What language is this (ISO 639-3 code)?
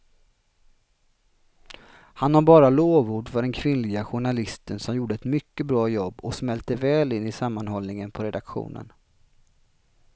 swe